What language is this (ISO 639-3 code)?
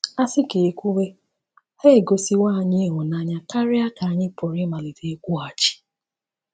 ibo